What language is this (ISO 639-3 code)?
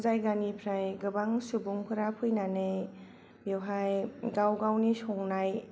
brx